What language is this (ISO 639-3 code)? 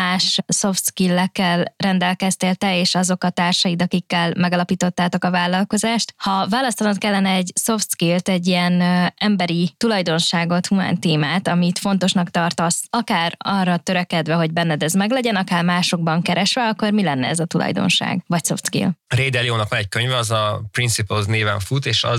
hun